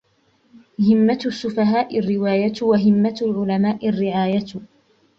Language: Arabic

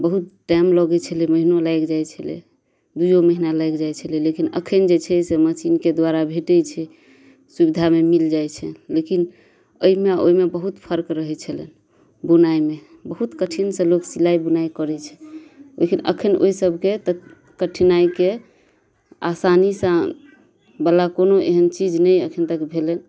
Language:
Maithili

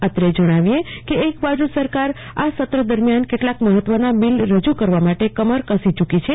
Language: Gujarati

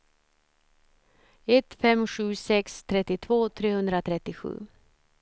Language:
Swedish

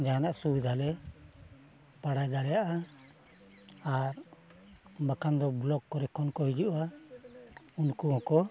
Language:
Santali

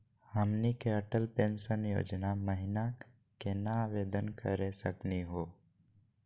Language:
Magahi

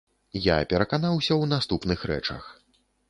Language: Belarusian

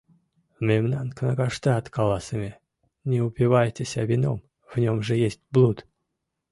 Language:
Mari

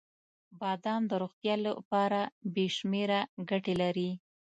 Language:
Pashto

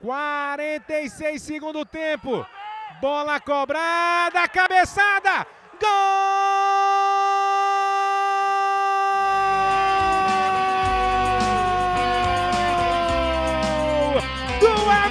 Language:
Portuguese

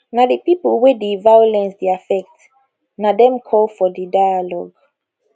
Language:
Nigerian Pidgin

